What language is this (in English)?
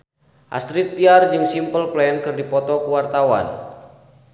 Sundanese